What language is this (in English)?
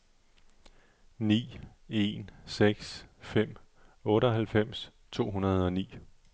Danish